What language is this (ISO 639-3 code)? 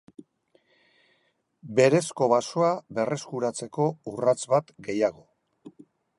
eus